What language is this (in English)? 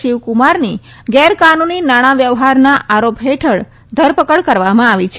Gujarati